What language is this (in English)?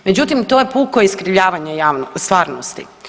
Croatian